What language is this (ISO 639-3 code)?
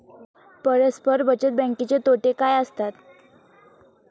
mar